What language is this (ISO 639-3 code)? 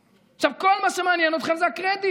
heb